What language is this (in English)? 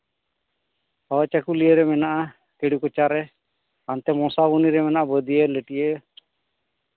Santali